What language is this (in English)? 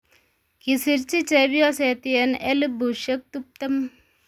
Kalenjin